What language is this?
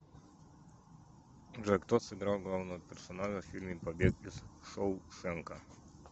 Russian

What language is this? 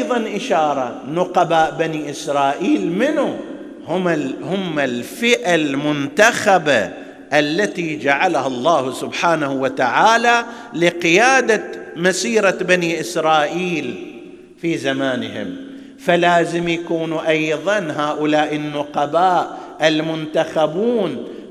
Arabic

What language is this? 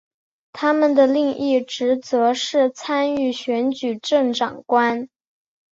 Chinese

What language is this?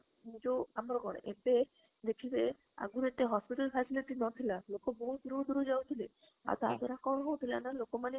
Odia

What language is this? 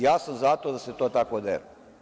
Serbian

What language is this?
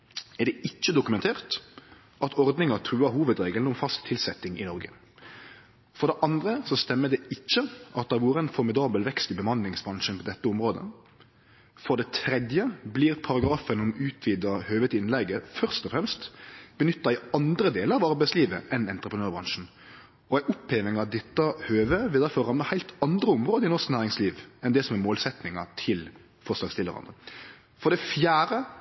Norwegian Nynorsk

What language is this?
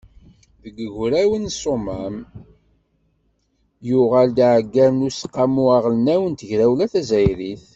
Kabyle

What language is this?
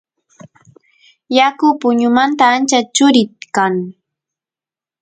Santiago del Estero Quichua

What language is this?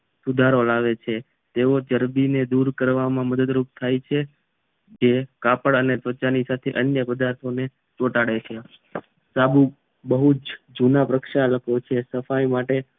Gujarati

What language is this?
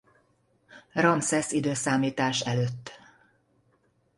Hungarian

